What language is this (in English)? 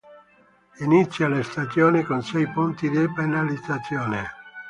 Italian